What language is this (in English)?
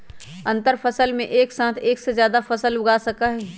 Magahi